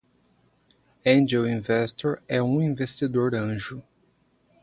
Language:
Portuguese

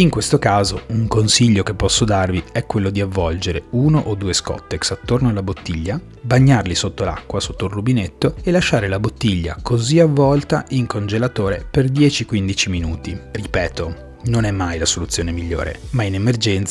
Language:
Italian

